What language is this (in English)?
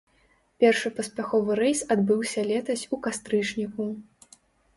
Belarusian